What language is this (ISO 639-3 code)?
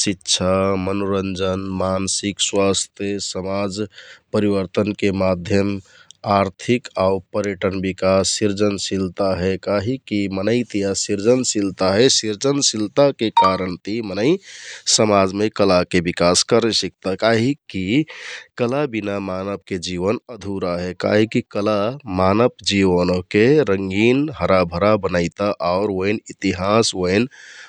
tkt